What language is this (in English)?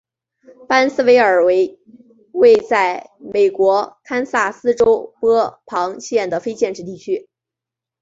Chinese